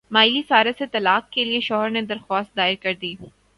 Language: Urdu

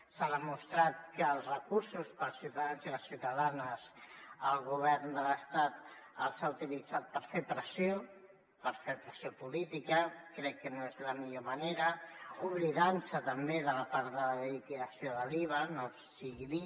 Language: Catalan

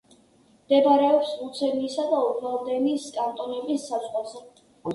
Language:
Georgian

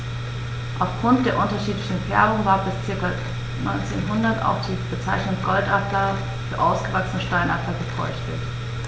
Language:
German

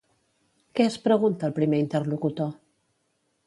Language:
Catalan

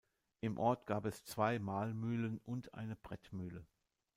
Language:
German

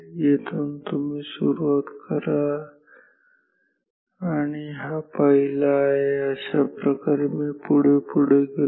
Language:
Marathi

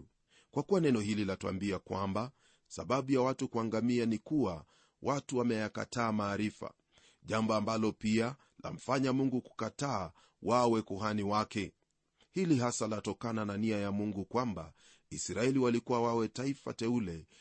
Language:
Swahili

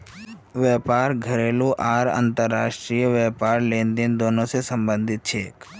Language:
Magahi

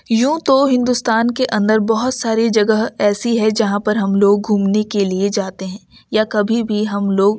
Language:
Urdu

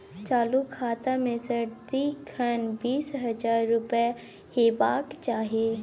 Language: Maithili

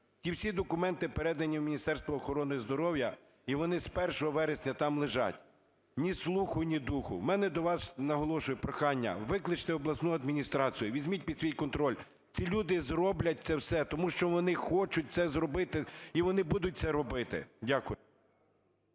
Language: Ukrainian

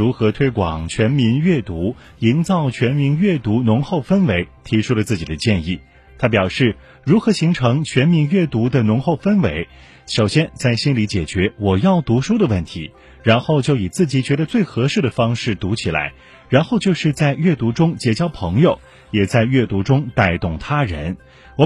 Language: Chinese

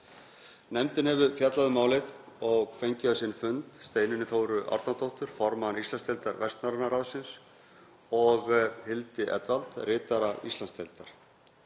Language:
Icelandic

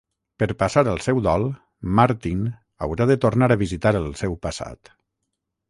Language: Catalan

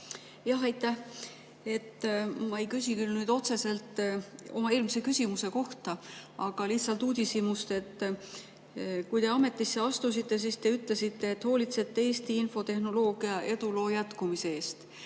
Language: Estonian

